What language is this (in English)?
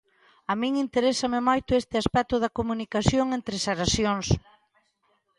Galician